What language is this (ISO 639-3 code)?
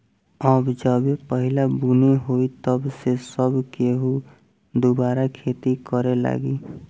bho